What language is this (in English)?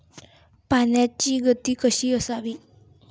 Marathi